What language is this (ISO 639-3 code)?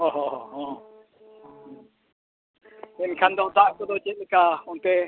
sat